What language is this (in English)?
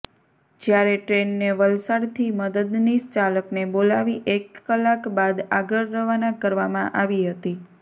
Gujarati